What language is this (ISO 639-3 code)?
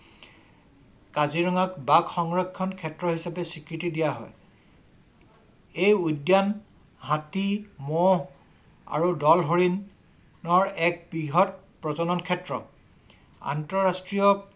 asm